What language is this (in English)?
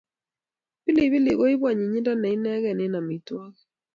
Kalenjin